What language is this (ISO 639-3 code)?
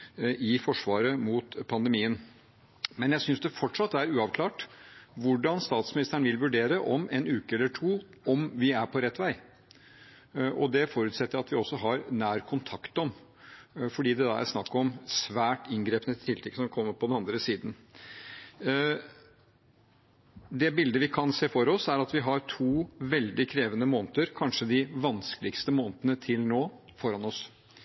nob